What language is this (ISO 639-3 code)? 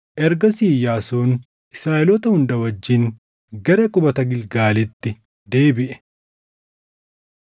orm